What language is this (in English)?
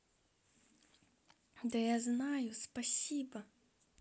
Russian